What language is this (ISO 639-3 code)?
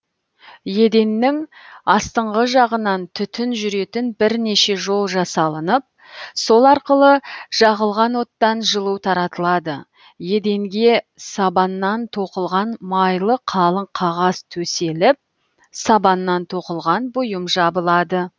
kaz